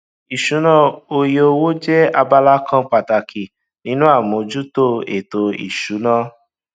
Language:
Yoruba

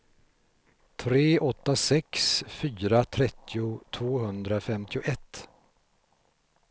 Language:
Swedish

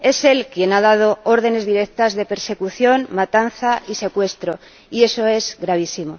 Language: Spanish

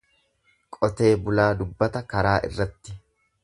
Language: Oromo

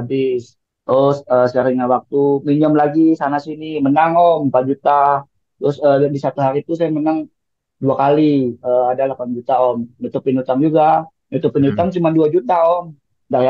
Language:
Indonesian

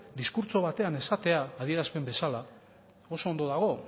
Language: Basque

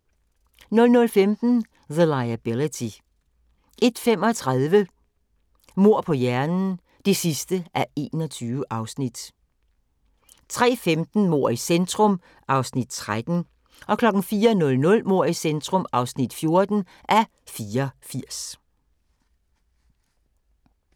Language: Danish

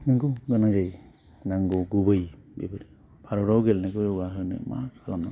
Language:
Bodo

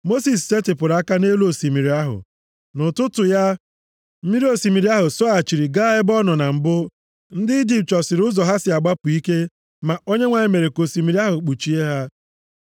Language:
Igbo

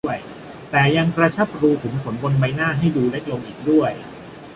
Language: Thai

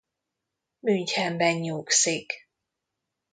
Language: Hungarian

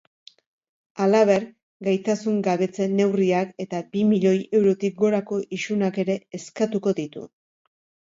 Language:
Basque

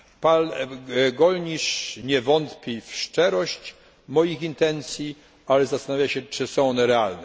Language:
Polish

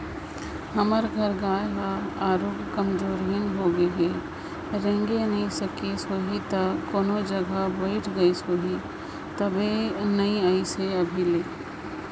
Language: Chhattisgarhi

